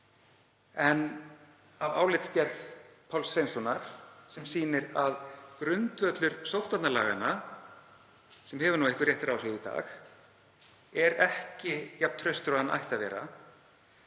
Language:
Icelandic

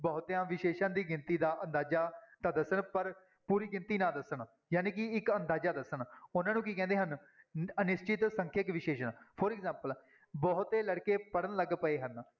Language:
Punjabi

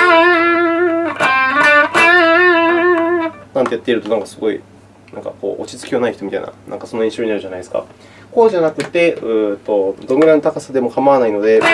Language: Japanese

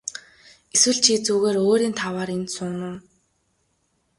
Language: Mongolian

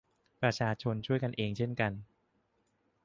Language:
Thai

